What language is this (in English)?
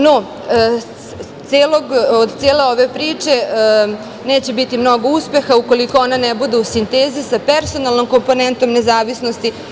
Serbian